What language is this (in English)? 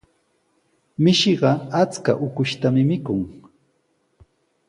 Sihuas Ancash Quechua